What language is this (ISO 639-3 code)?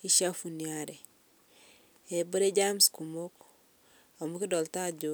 mas